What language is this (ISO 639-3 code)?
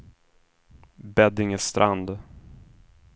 swe